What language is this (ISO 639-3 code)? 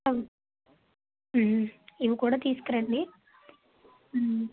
tel